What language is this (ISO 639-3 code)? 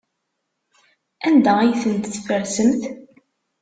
kab